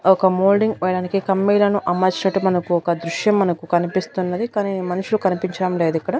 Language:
Telugu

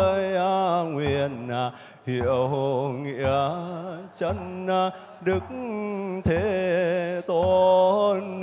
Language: Vietnamese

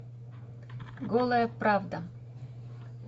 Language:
Russian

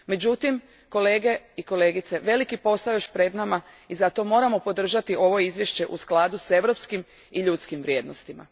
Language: Croatian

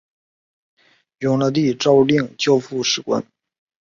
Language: Chinese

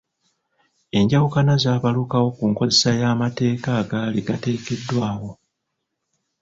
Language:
Ganda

